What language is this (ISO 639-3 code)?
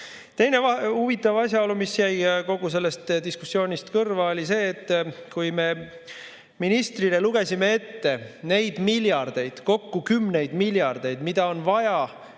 est